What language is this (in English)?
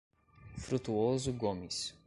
Portuguese